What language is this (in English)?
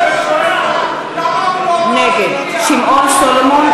Hebrew